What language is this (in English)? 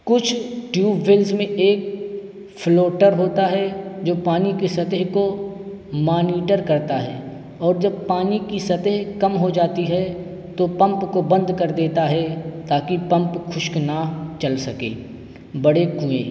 Urdu